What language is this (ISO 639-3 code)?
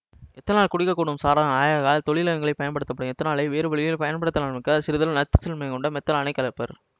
tam